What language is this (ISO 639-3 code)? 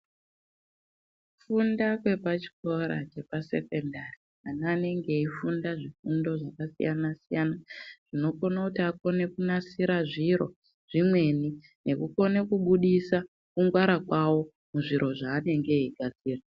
ndc